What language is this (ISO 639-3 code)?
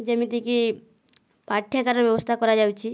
ori